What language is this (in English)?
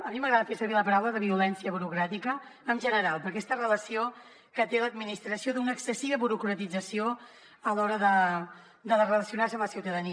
Catalan